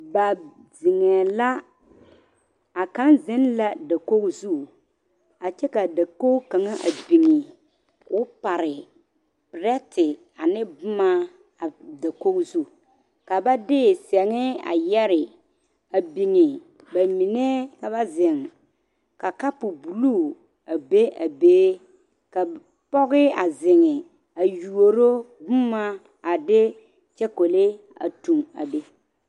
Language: Southern Dagaare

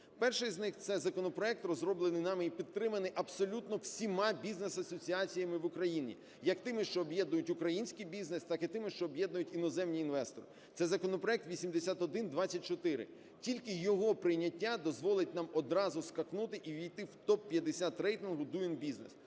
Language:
Ukrainian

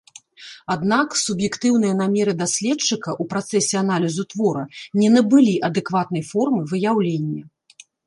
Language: Belarusian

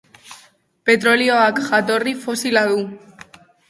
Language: Basque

